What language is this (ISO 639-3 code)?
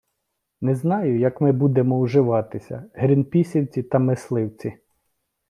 ukr